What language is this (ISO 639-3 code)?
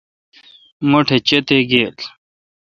xka